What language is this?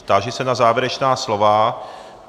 Czech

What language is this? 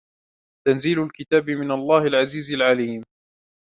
Arabic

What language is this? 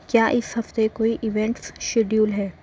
Urdu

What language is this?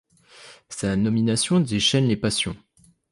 French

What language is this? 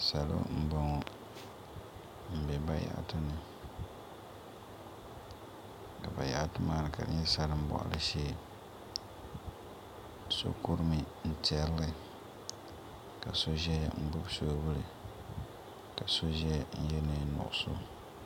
Dagbani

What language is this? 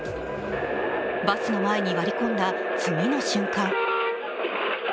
Japanese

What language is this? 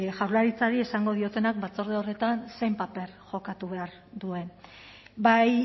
Basque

